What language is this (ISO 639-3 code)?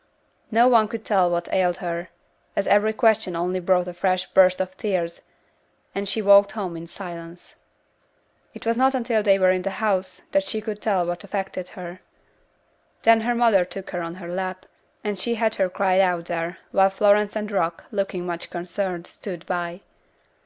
eng